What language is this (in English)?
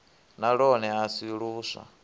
Venda